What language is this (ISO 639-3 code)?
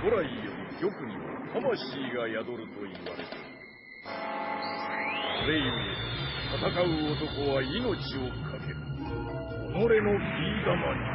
jpn